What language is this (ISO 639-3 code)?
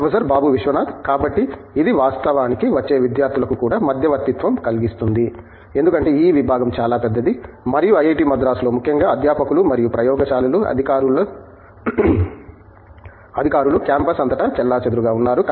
tel